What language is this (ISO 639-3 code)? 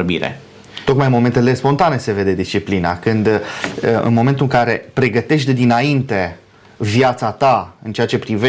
ron